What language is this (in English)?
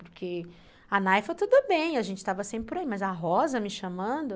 Portuguese